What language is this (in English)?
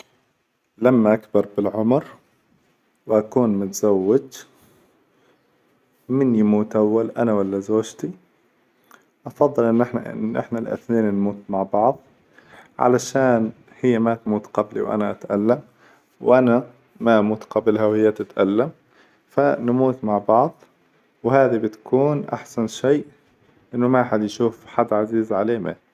Hijazi Arabic